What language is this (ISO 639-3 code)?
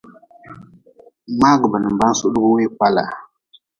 nmz